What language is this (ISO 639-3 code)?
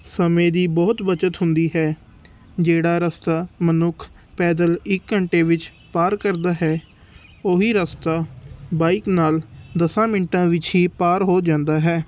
pan